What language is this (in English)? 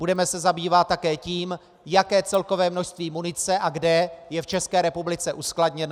Czech